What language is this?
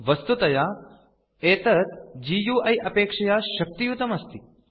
Sanskrit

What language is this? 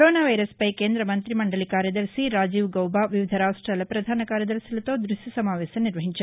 Telugu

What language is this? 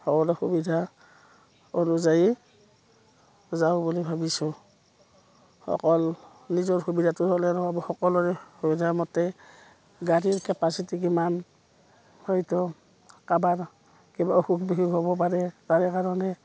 Assamese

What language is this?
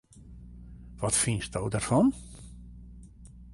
Western Frisian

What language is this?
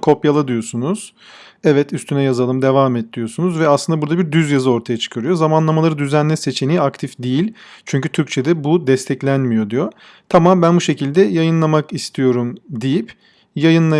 Turkish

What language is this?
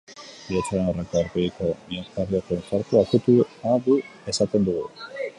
Basque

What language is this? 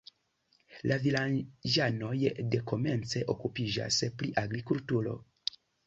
Esperanto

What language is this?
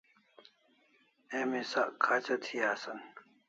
Kalasha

